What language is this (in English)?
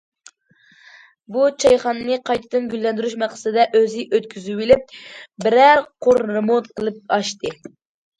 Uyghur